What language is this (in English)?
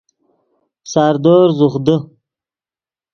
Yidgha